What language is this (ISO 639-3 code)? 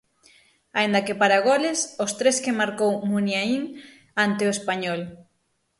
glg